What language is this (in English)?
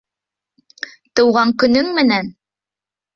Bashkir